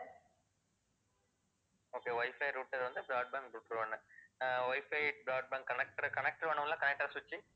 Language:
Tamil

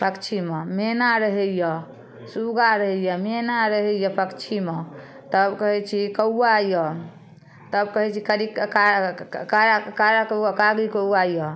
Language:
Maithili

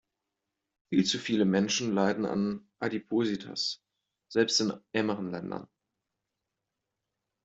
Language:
German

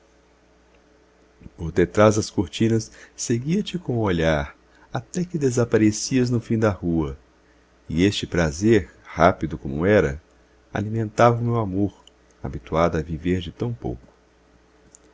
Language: Portuguese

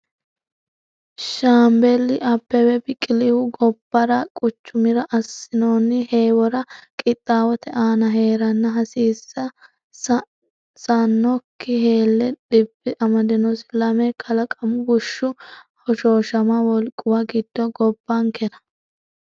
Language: Sidamo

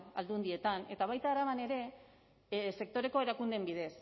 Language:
Basque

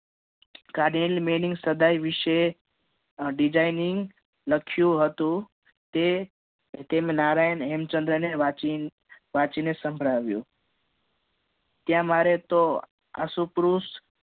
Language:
Gujarati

